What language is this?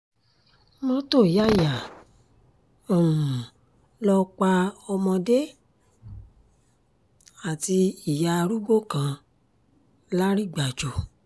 Yoruba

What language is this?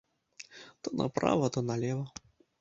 Belarusian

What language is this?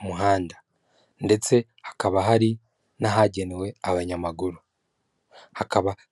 Kinyarwanda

